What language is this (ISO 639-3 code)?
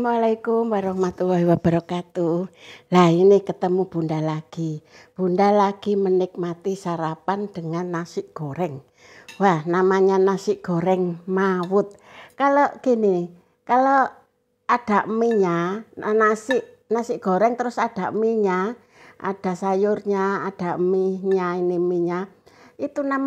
ind